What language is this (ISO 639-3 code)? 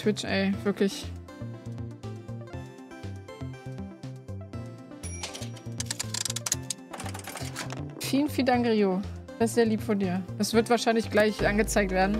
deu